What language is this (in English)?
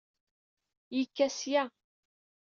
Kabyle